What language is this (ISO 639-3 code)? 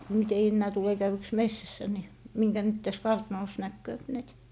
fin